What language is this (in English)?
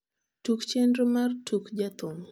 Luo (Kenya and Tanzania)